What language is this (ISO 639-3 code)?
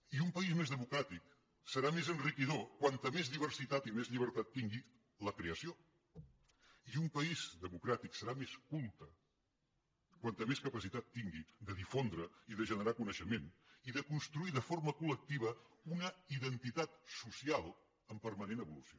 cat